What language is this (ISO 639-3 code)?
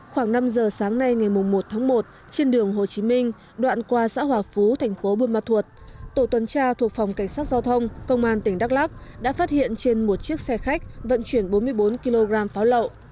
vie